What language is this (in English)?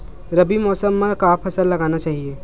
Chhattisgarhi